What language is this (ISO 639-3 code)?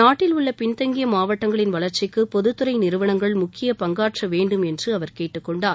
tam